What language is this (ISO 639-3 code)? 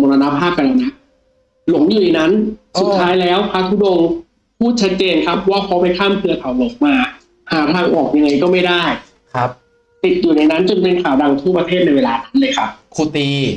tha